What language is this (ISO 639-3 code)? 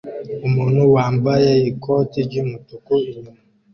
kin